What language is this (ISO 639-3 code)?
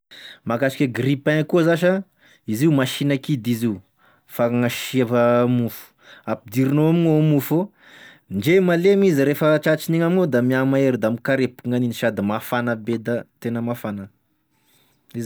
tkg